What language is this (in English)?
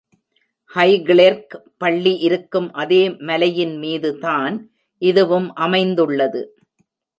Tamil